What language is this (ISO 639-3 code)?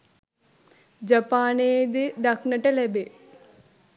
sin